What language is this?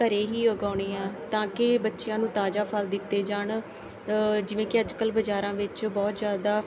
Punjabi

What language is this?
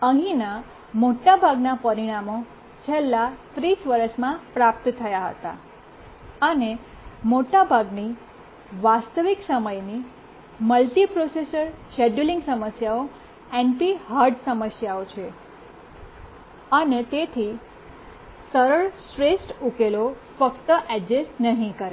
Gujarati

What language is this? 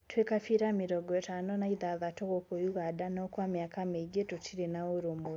Kikuyu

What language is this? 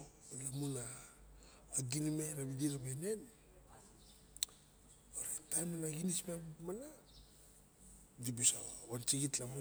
Barok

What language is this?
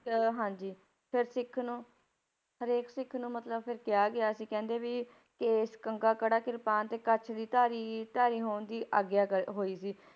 Punjabi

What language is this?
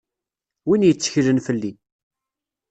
Kabyle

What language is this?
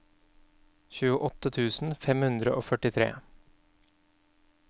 Norwegian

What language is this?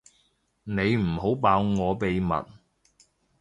Cantonese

